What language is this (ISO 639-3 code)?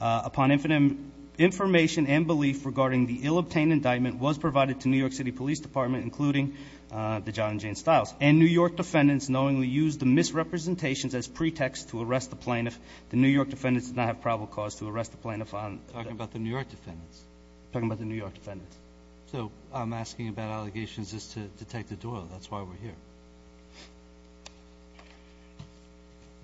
eng